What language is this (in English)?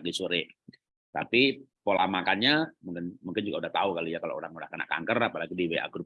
Indonesian